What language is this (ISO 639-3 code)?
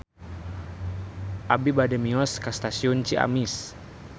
sun